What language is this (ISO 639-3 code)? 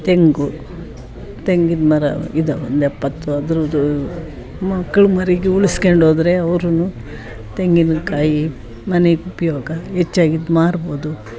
kan